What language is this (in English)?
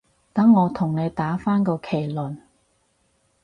Cantonese